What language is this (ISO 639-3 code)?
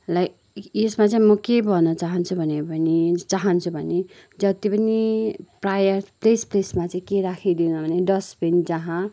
nep